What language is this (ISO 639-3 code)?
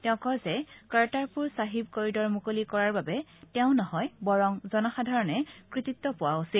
asm